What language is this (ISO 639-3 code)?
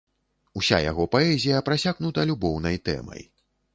bel